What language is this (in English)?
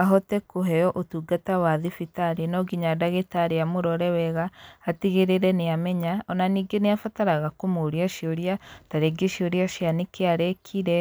Kikuyu